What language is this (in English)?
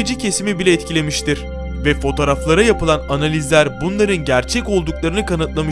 Turkish